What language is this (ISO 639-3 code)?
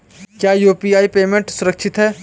hin